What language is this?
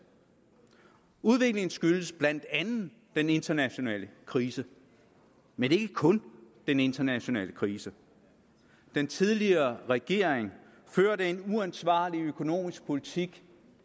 Danish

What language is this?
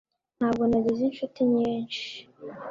Kinyarwanda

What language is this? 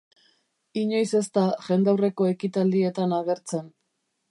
Basque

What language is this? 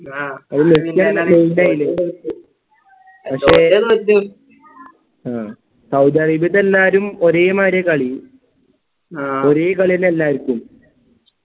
Malayalam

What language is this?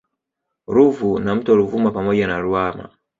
Swahili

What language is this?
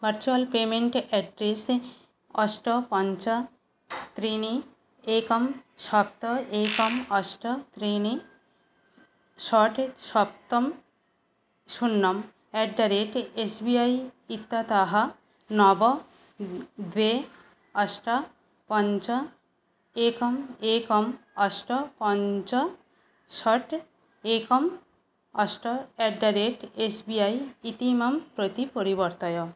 Sanskrit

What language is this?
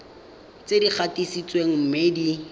Tswana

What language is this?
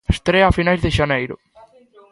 Galician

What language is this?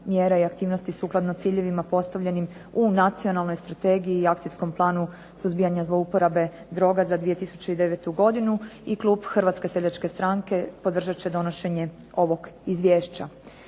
Croatian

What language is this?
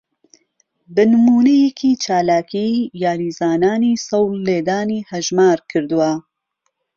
Central Kurdish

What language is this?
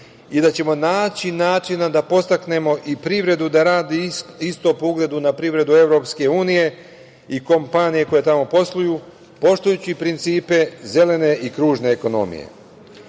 Serbian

